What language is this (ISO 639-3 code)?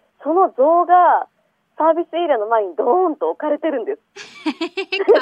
jpn